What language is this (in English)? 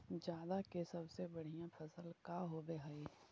Magahi